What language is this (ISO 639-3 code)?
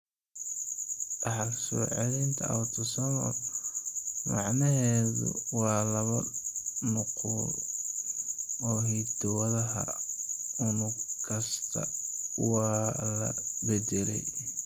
som